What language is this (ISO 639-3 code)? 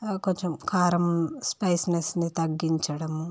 tel